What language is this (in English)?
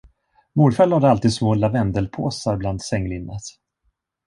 Swedish